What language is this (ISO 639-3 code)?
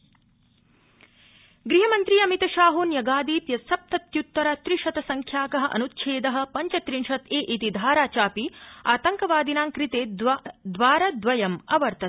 san